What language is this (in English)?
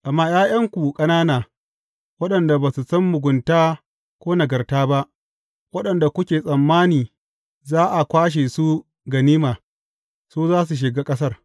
Hausa